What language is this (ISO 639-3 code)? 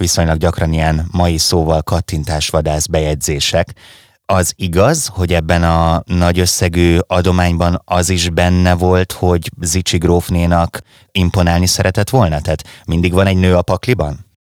hun